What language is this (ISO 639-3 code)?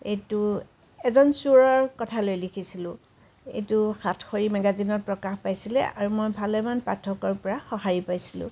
asm